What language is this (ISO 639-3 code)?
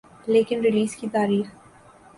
urd